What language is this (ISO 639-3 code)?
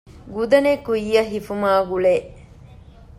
div